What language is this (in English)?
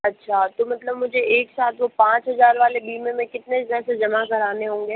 Hindi